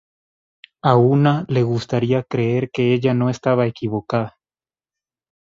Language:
Spanish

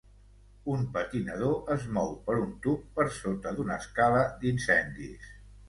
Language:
Catalan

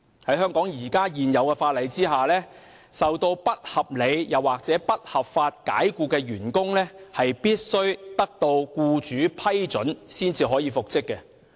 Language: Cantonese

